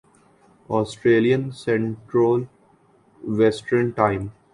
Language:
Urdu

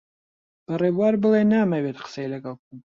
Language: Central Kurdish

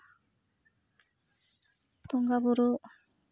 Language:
Santali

